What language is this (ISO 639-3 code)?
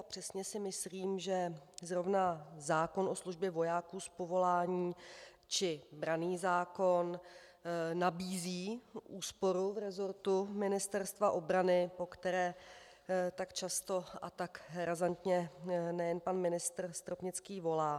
ces